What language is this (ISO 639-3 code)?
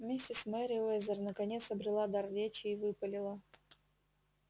rus